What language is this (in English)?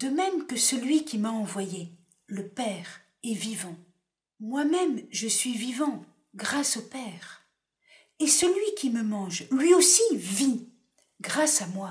French